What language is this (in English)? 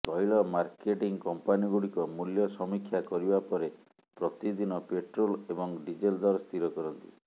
Odia